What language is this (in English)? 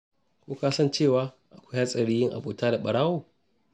Hausa